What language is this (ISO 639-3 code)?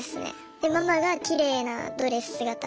jpn